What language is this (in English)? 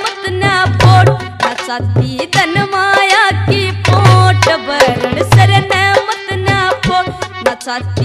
Hindi